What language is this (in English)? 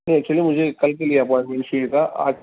Urdu